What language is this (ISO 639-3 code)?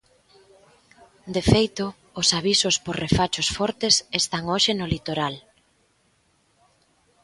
glg